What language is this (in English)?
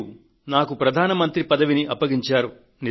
Telugu